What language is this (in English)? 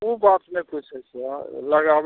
Maithili